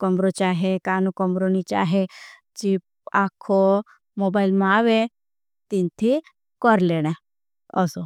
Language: Bhili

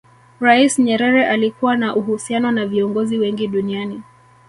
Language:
Swahili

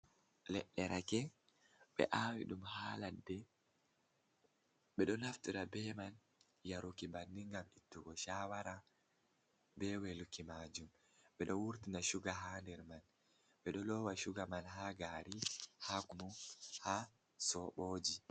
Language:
Fula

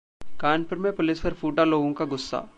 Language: Hindi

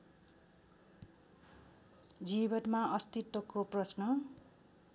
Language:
Nepali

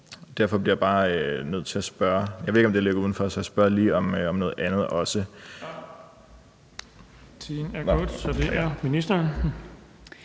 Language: Danish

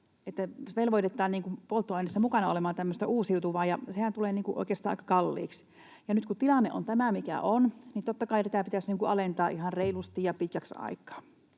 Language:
Finnish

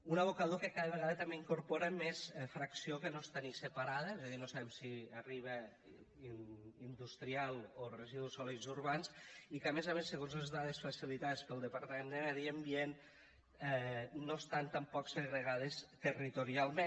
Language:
Catalan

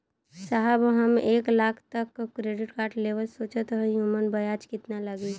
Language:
Bhojpuri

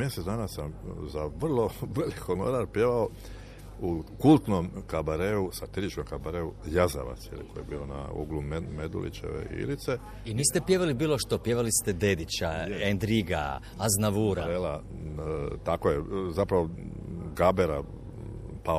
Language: Croatian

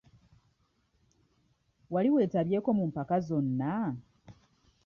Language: Ganda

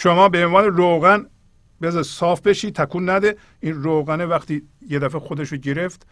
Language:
Persian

